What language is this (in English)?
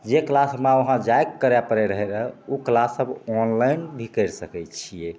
Maithili